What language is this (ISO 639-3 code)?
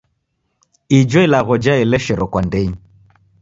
dav